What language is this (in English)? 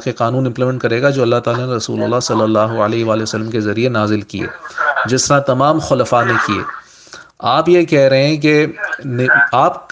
Urdu